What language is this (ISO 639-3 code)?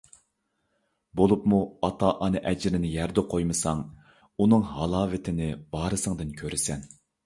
uig